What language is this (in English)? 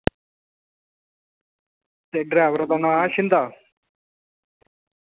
Dogri